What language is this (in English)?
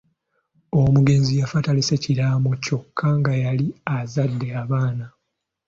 Ganda